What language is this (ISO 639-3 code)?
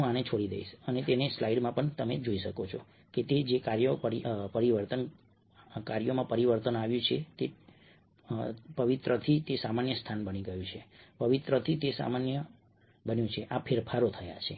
guj